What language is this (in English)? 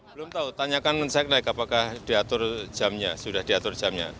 Indonesian